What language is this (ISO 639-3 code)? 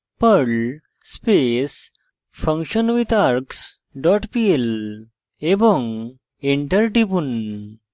ben